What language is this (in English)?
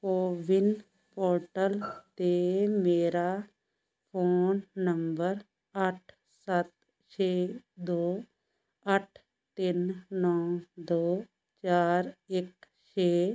Punjabi